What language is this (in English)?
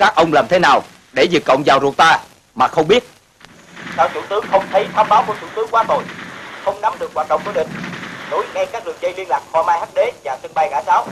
Vietnamese